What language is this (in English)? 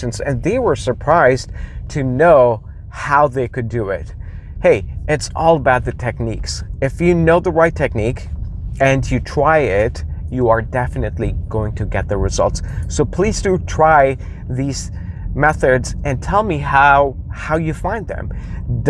English